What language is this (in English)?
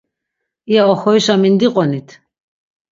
Laz